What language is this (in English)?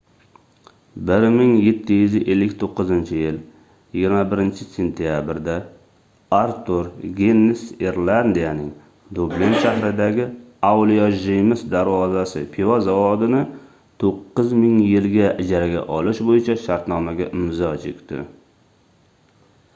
Uzbek